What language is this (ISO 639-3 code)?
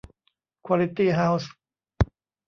tha